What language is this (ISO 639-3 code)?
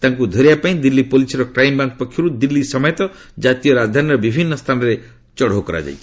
ori